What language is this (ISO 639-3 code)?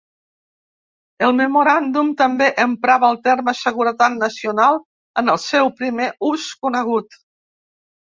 cat